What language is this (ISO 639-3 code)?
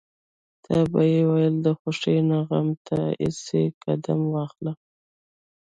pus